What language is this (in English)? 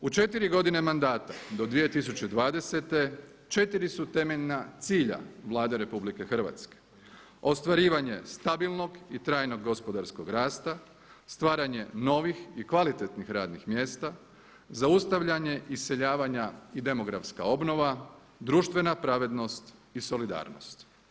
Croatian